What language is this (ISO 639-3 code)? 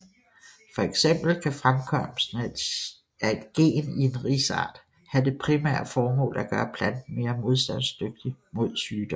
dan